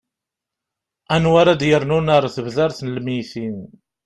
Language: Kabyle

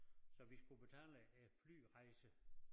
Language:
Danish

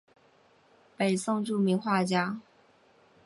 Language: Chinese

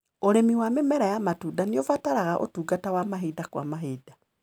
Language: Kikuyu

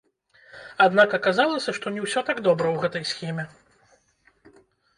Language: Belarusian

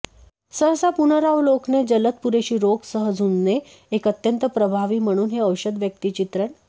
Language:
Marathi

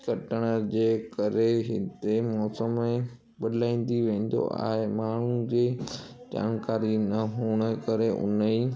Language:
Sindhi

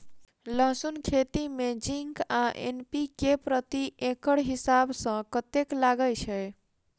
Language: Maithili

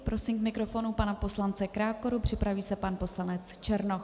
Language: Czech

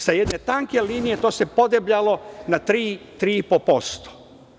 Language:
Serbian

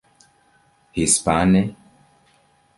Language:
Esperanto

